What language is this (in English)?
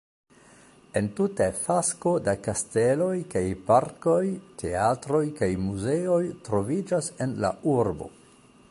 Esperanto